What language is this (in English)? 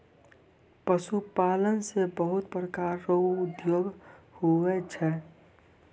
Maithili